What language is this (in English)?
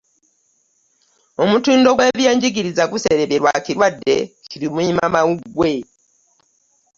Ganda